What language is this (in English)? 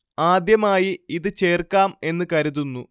Malayalam